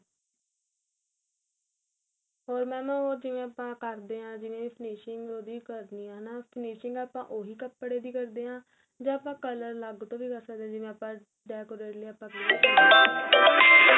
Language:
Punjabi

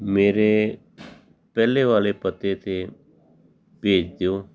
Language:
Punjabi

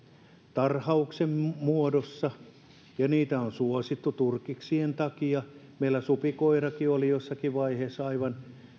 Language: Finnish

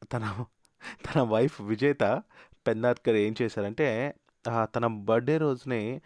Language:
Telugu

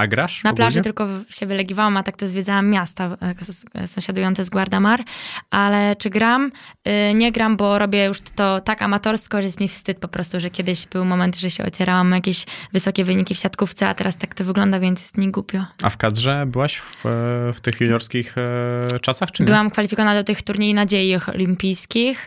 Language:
Polish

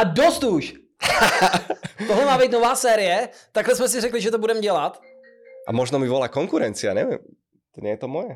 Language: Czech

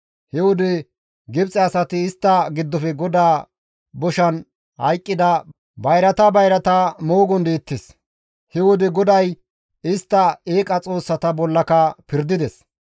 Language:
Gamo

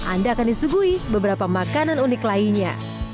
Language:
Indonesian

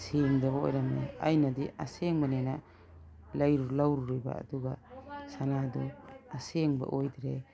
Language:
Manipuri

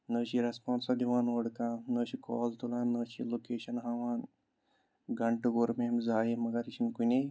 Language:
Kashmiri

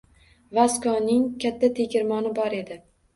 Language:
Uzbek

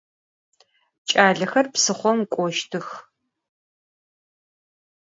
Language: Adyghe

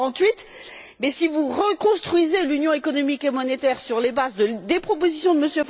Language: French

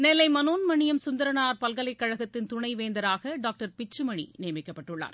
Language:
Tamil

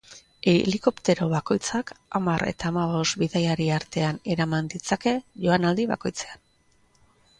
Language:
Basque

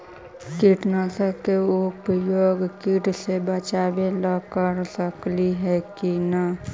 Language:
Magahi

